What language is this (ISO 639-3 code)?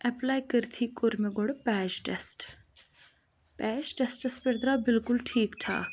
kas